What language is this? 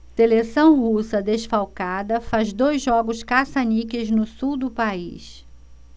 Portuguese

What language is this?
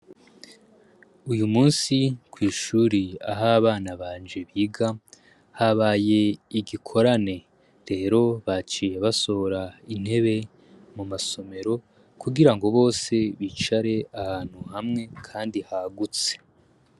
Rundi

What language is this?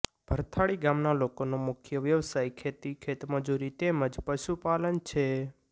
Gujarati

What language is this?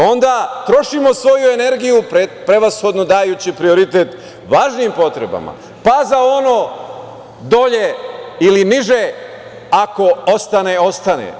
Serbian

